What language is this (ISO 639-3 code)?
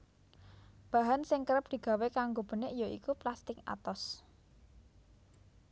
jav